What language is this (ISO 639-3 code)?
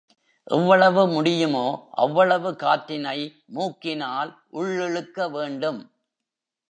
tam